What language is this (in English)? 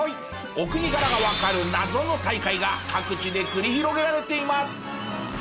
Japanese